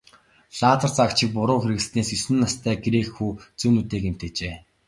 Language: Mongolian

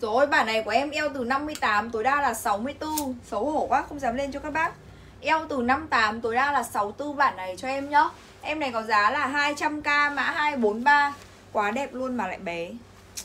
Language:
Vietnamese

